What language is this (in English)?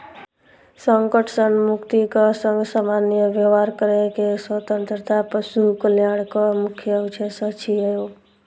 Maithili